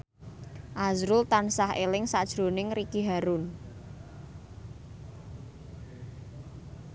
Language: Javanese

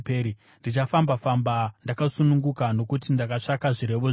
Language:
Shona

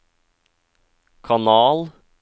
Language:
Norwegian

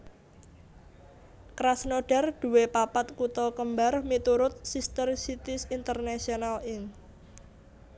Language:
Javanese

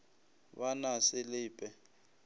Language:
Northern Sotho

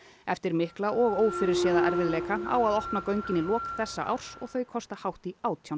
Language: Icelandic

